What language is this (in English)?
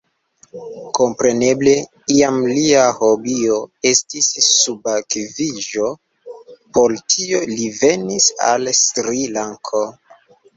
Esperanto